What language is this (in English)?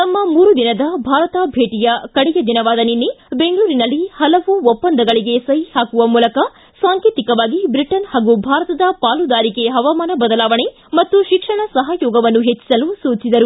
Kannada